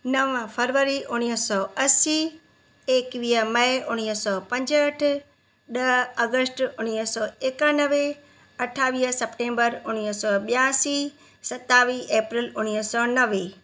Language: Sindhi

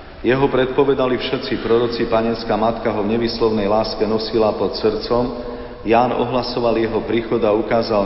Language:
Slovak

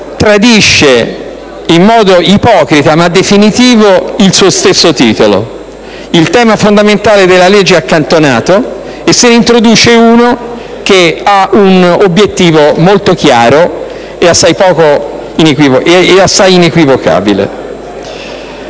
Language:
Italian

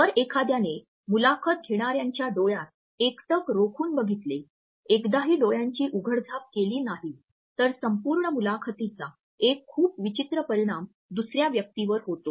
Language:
Marathi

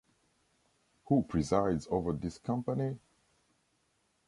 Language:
English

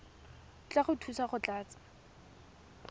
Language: Tswana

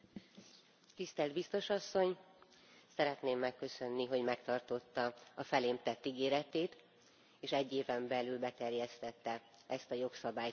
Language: Hungarian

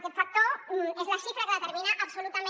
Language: Catalan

